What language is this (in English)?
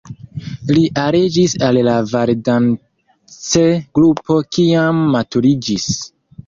Esperanto